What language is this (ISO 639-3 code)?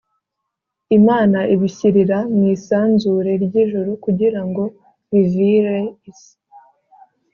kin